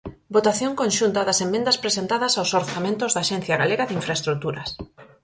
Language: Galician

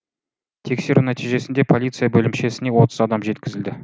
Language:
Kazakh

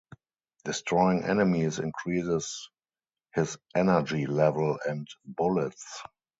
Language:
English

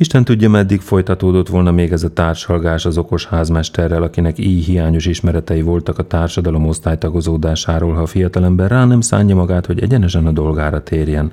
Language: Hungarian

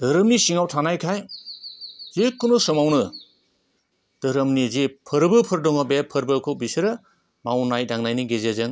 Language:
Bodo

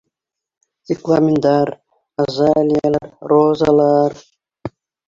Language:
Bashkir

